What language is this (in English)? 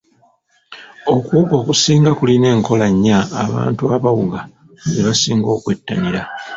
Ganda